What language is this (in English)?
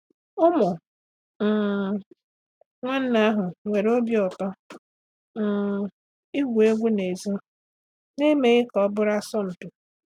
Igbo